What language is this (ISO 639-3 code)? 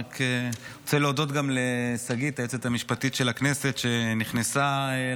heb